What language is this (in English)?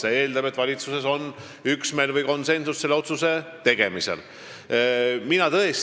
Estonian